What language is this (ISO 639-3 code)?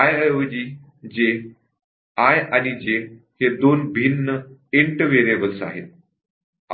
mar